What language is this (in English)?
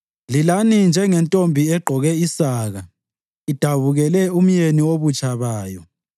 North Ndebele